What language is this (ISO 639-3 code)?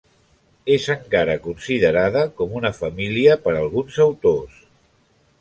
cat